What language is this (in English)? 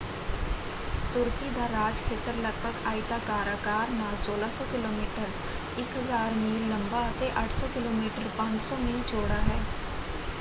Punjabi